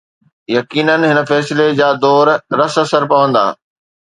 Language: Sindhi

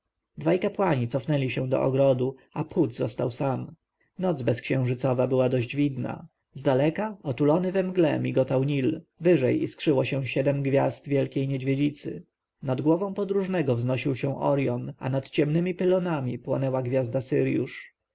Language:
Polish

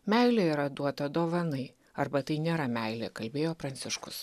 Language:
Lithuanian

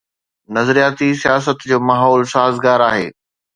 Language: Sindhi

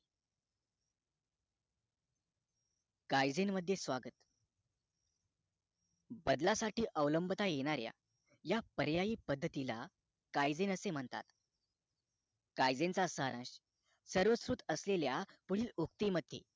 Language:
Marathi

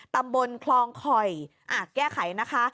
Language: Thai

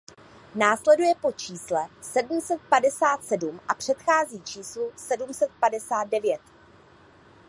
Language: Czech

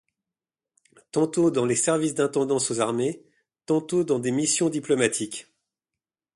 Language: French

